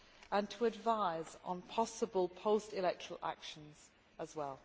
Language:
English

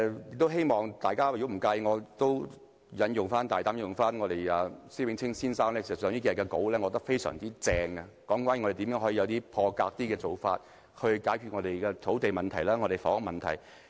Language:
Cantonese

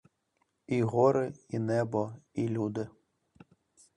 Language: Ukrainian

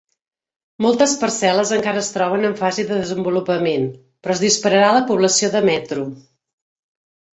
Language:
Catalan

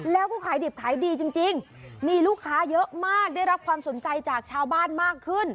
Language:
Thai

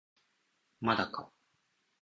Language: Japanese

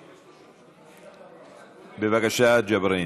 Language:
Hebrew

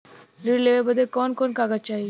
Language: Bhojpuri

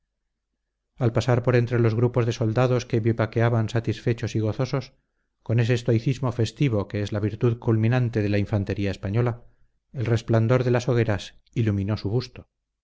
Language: Spanish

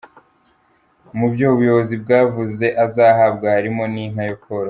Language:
Kinyarwanda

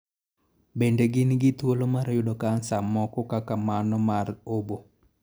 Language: Luo (Kenya and Tanzania)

